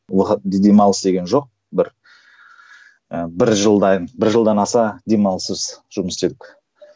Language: Kazakh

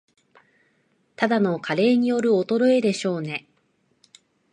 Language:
Japanese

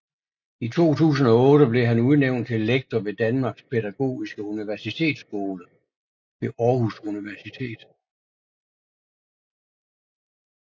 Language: Danish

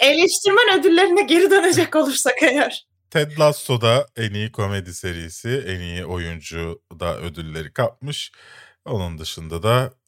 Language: Turkish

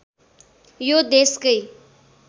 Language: Nepali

